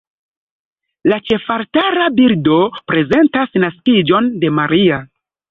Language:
Esperanto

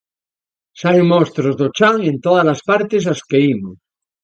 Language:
Galician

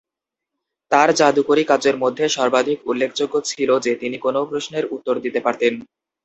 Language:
Bangla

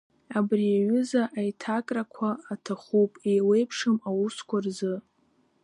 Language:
Abkhazian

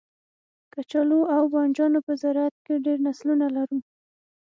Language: Pashto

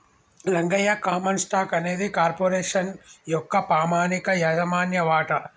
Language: Telugu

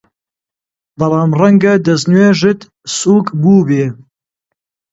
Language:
Central Kurdish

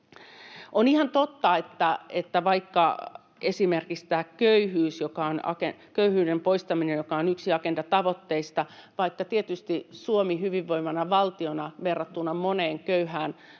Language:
Finnish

